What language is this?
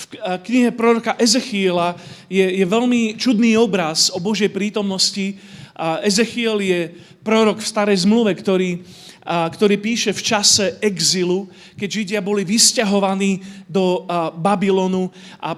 Slovak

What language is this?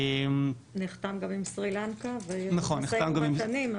Hebrew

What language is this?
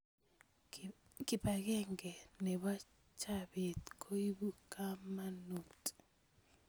Kalenjin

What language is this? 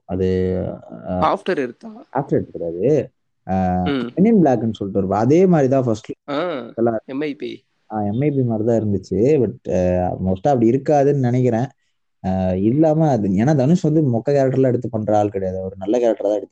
Tamil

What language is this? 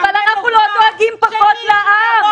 Hebrew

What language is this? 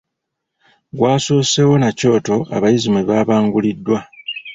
Ganda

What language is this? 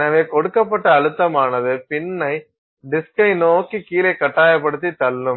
Tamil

